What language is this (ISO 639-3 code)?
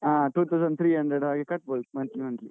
kan